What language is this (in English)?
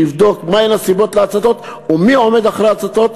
Hebrew